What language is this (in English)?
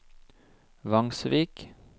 Norwegian